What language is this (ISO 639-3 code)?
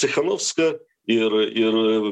lit